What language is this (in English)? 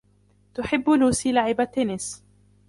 Arabic